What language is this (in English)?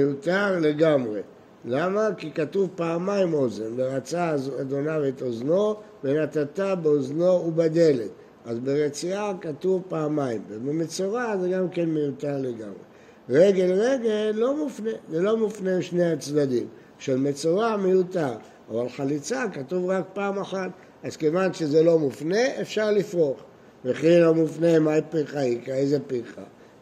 Hebrew